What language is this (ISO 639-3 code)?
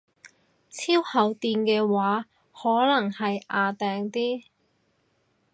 yue